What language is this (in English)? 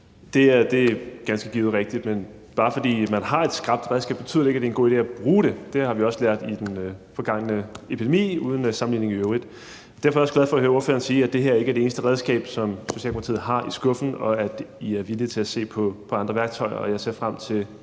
Danish